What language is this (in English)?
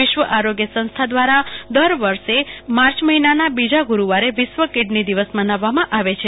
Gujarati